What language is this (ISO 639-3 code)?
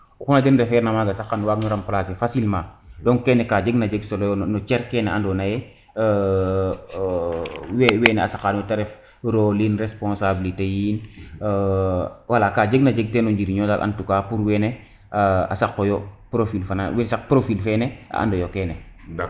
srr